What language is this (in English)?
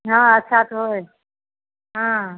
Maithili